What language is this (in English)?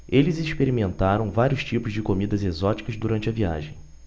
Portuguese